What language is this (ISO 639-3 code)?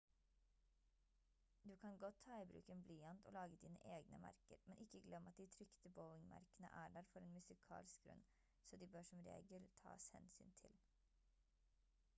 nob